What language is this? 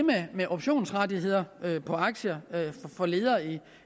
Danish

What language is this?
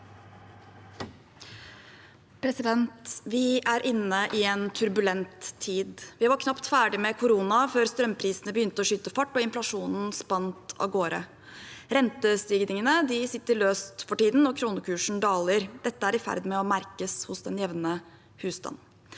Norwegian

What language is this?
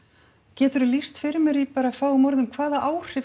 Icelandic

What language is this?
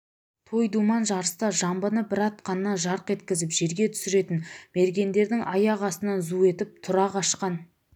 Kazakh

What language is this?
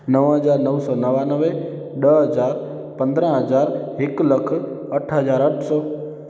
Sindhi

